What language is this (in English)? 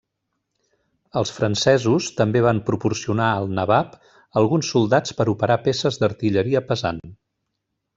Catalan